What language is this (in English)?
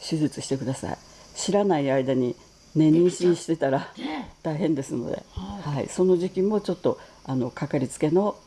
Japanese